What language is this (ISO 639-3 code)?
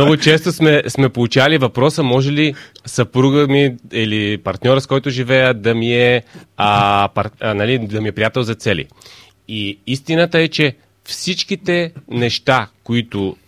bul